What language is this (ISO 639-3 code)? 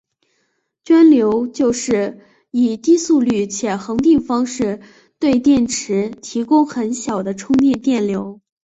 zho